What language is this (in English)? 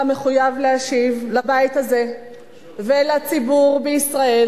Hebrew